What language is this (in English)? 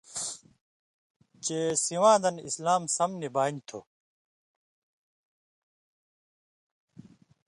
Indus Kohistani